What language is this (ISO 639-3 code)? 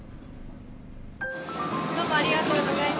jpn